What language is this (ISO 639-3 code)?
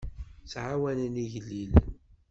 kab